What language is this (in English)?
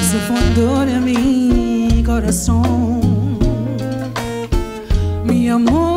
English